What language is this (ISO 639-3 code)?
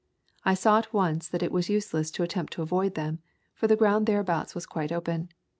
eng